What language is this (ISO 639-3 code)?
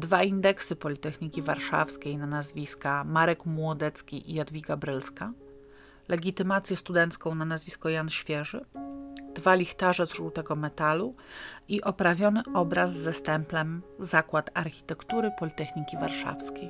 pol